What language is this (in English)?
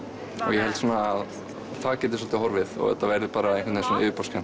Icelandic